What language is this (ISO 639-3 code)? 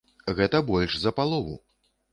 bel